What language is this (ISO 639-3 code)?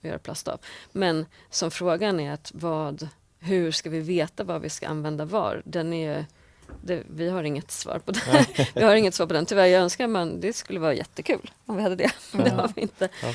swe